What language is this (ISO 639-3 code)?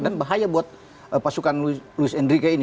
ind